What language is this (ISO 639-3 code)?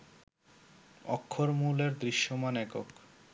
ben